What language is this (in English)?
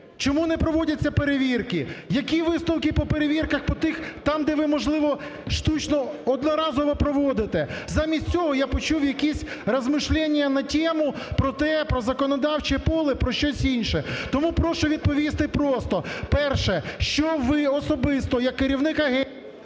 Ukrainian